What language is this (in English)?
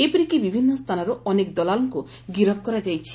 Odia